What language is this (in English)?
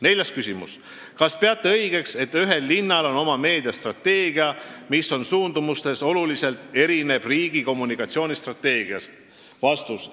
Estonian